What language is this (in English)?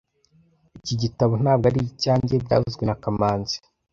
Kinyarwanda